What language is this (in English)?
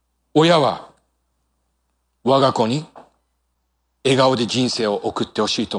Japanese